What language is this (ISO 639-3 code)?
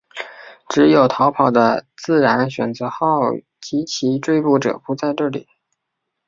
zho